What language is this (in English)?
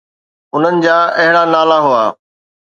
Sindhi